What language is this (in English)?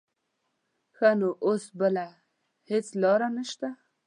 Pashto